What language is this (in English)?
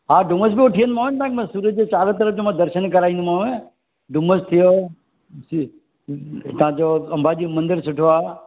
Sindhi